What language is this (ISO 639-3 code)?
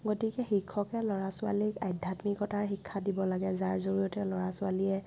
asm